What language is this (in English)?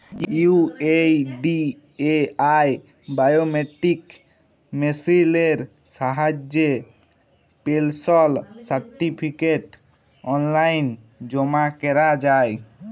Bangla